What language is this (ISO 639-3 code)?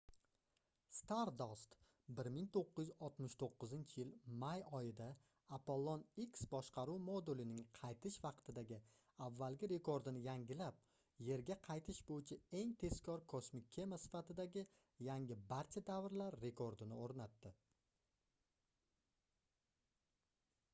uzb